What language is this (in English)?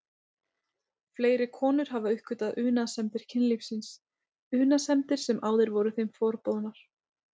Icelandic